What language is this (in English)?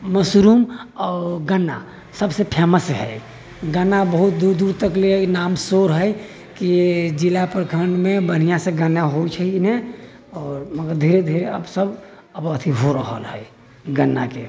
Maithili